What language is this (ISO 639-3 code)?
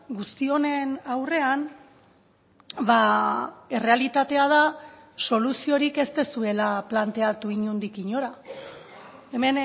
eus